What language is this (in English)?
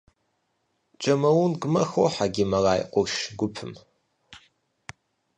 Kabardian